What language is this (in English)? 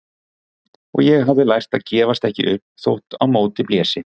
Icelandic